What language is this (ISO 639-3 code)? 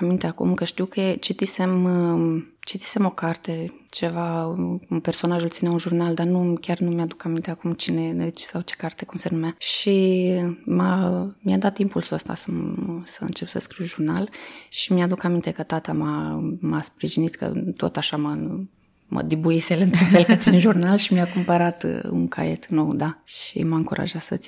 ron